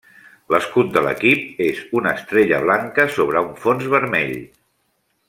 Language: Catalan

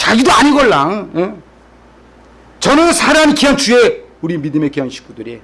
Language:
Korean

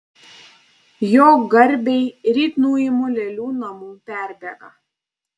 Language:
Lithuanian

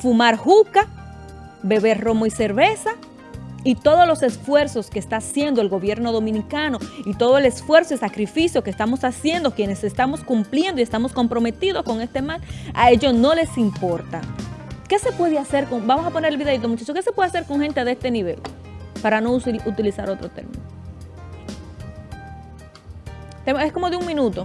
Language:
Spanish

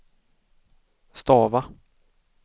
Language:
Swedish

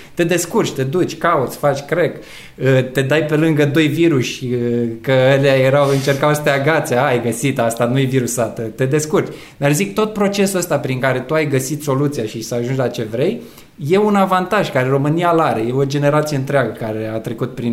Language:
Romanian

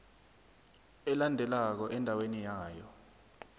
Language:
South Ndebele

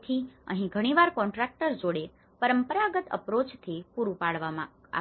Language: Gujarati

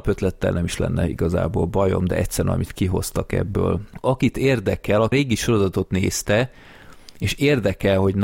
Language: Hungarian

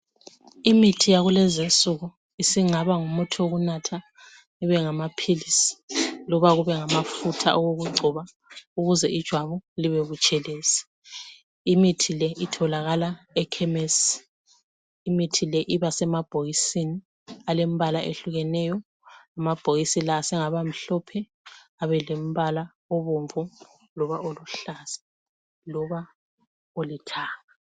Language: North Ndebele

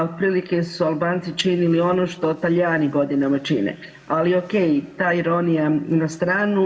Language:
Croatian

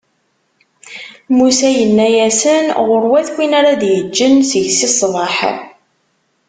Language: Kabyle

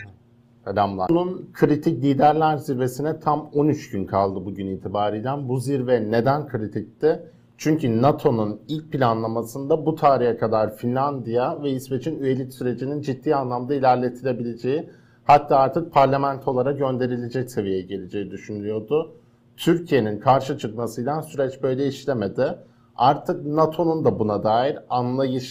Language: Turkish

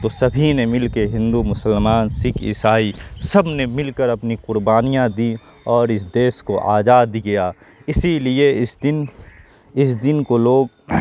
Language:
Urdu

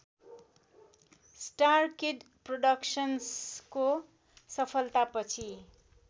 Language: Nepali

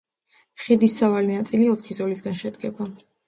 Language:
Georgian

